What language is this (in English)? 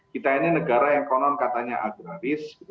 Indonesian